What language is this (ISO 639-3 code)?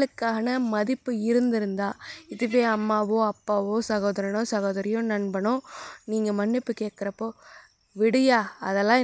tam